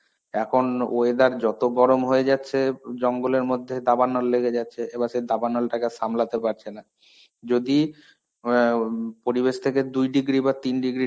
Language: Bangla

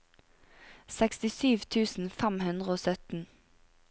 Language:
Norwegian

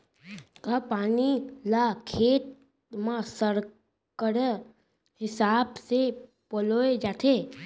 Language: Chhattisgarhi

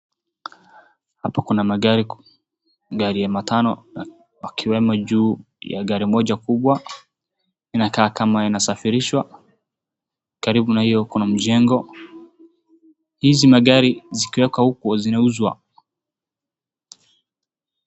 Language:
Swahili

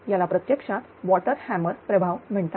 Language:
Marathi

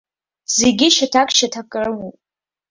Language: Abkhazian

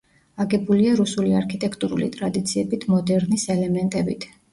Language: Georgian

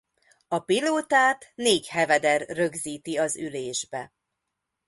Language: Hungarian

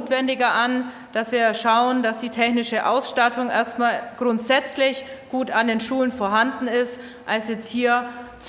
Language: German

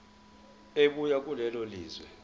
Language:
Zulu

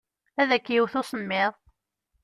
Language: Kabyle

